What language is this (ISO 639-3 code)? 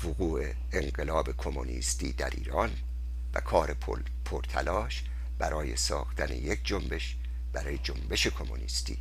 fas